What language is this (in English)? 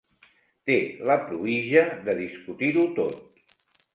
Catalan